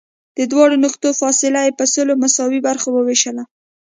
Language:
Pashto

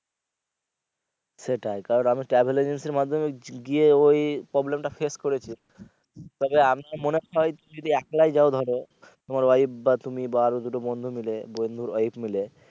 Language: Bangla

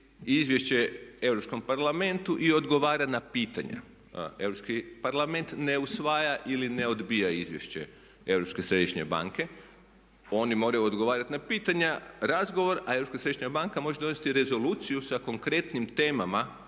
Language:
Croatian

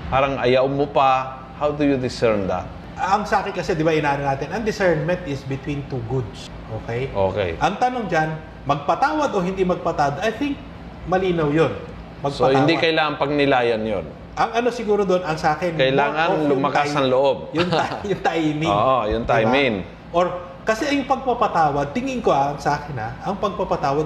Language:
Filipino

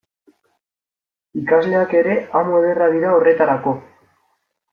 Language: Basque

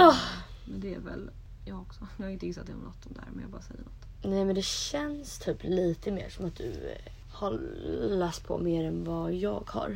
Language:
Swedish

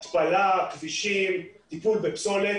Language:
Hebrew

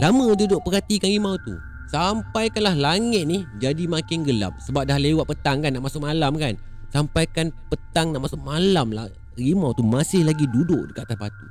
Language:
Malay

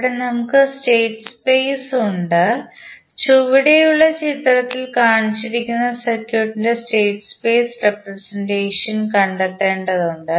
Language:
Malayalam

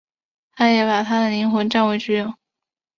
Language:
Chinese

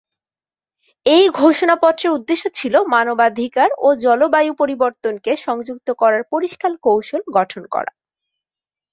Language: Bangla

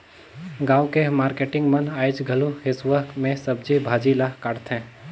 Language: Chhattisgarhi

